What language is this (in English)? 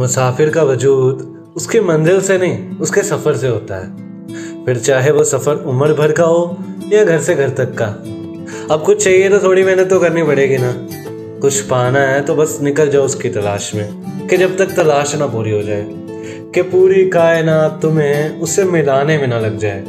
Hindi